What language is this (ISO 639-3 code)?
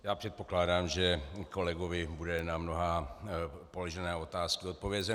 ces